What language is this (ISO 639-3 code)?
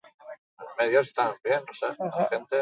eus